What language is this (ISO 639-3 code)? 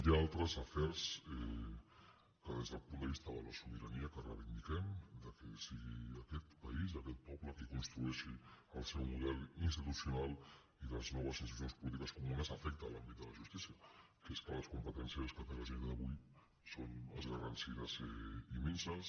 cat